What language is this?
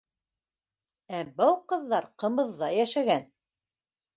Bashkir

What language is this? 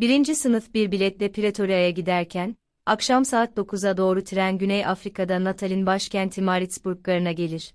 Turkish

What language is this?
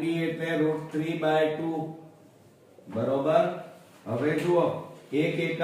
Hindi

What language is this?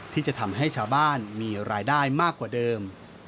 Thai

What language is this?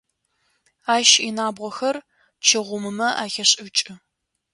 Adyghe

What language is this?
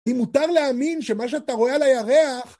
Hebrew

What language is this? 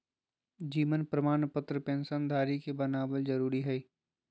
Magahi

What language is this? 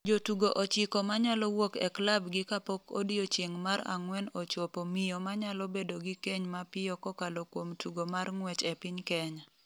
Luo (Kenya and Tanzania)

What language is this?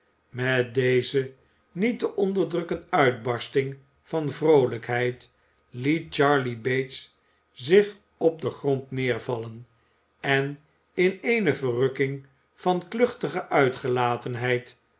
Dutch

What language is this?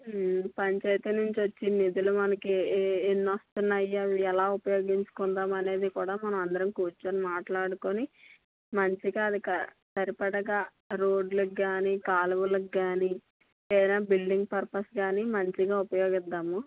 Telugu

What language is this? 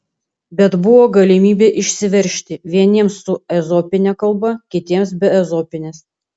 Lithuanian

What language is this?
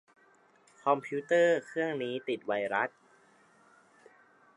Thai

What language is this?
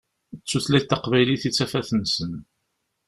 Kabyle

